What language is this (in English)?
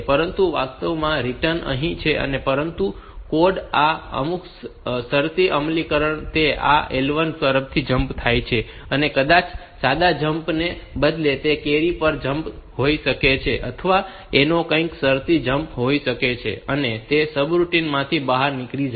Gujarati